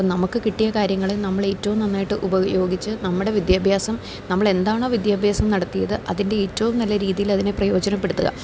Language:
Malayalam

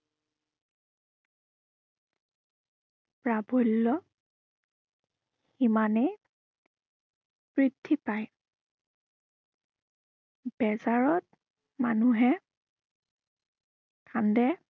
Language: Assamese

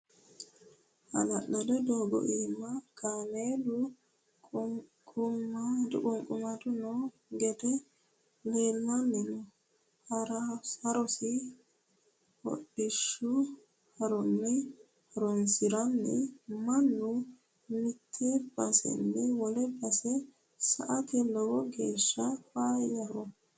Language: Sidamo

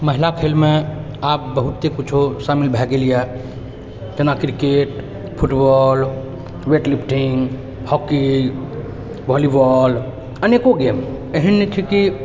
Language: Maithili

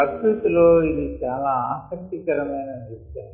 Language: Telugu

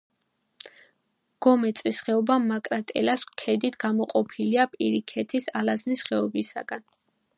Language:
Georgian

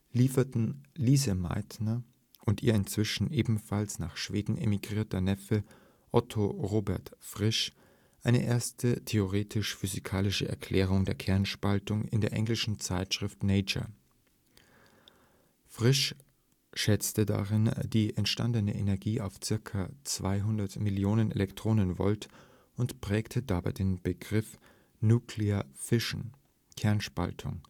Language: German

